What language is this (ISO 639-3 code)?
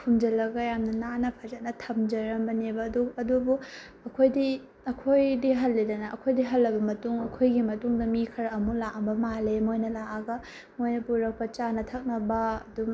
mni